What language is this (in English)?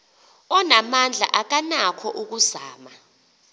Xhosa